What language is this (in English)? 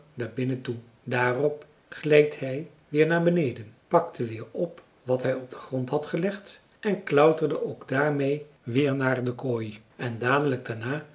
Dutch